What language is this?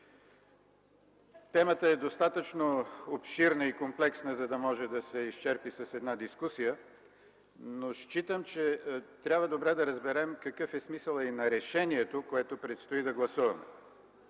Bulgarian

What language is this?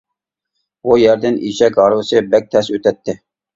Uyghur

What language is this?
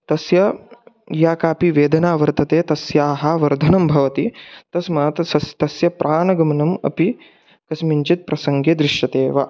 Sanskrit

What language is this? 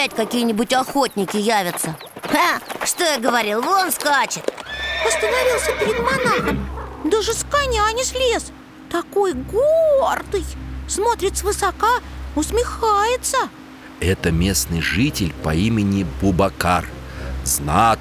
Russian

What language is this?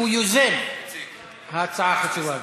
Hebrew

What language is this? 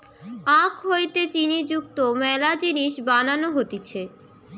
Bangla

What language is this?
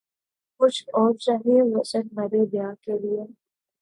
Urdu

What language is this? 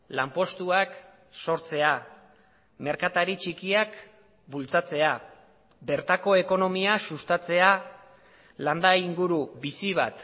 Basque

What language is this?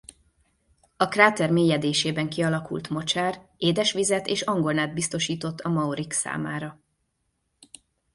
Hungarian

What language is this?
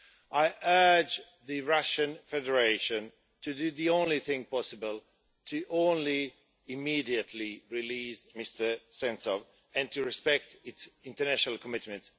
English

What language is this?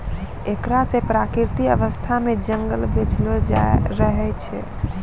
Maithili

